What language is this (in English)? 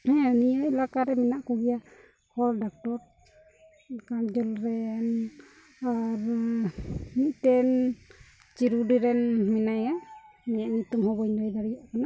Santali